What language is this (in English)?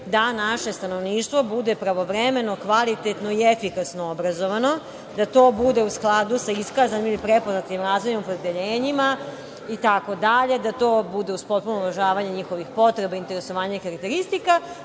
Serbian